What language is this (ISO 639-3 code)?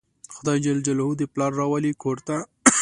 pus